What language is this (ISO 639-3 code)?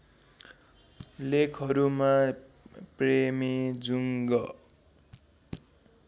nep